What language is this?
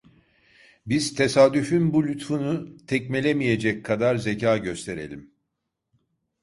Turkish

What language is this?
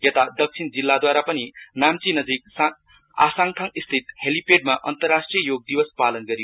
Nepali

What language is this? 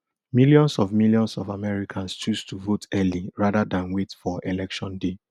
Nigerian Pidgin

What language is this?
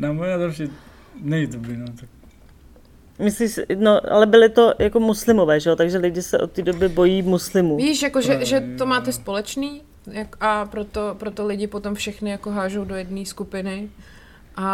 Czech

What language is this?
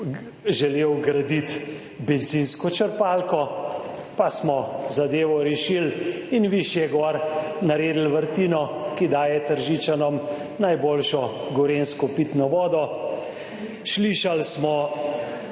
Slovenian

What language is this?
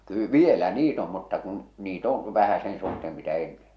Finnish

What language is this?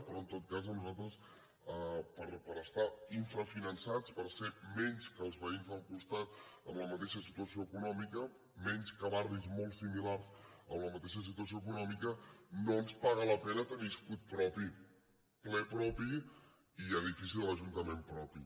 Catalan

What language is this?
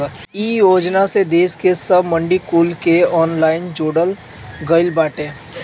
Bhojpuri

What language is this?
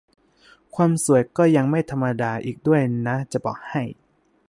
Thai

